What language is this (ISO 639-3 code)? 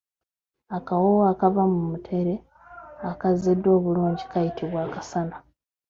lug